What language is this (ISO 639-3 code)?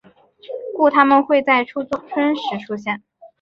zho